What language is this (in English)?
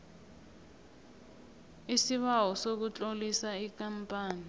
South Ndebele